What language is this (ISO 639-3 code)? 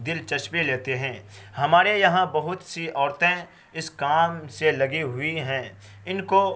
urd